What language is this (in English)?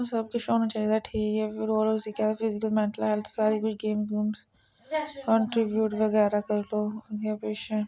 Dogri